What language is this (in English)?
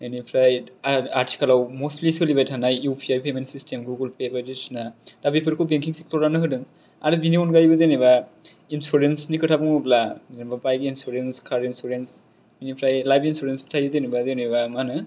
Bodo